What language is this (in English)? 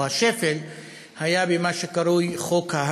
Hebrew